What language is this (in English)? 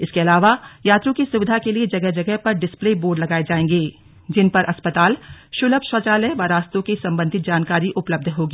Hindi